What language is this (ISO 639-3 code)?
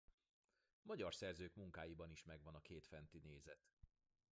hun